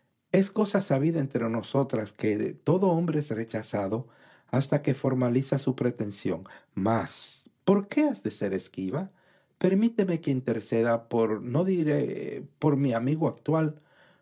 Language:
Spanish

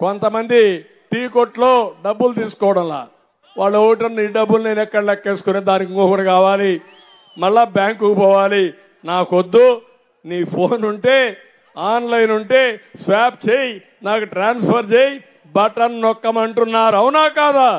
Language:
Telugu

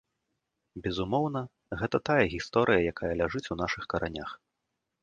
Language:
Belarusian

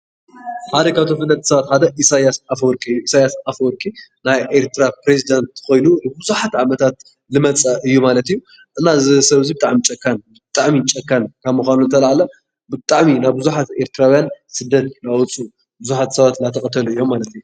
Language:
Tigrinya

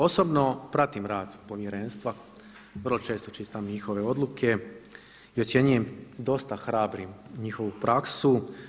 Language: Croatian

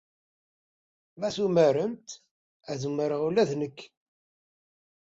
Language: Kabyle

